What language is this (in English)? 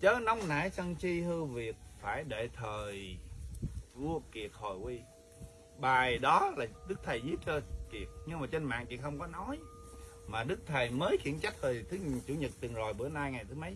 Vietnamese